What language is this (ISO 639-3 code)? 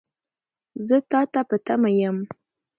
pus